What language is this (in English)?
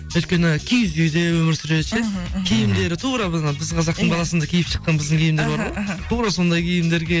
Kazakh